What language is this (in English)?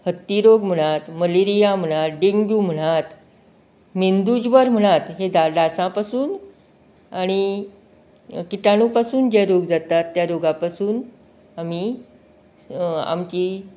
Konkani